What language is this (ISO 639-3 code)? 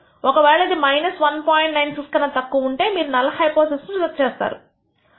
tel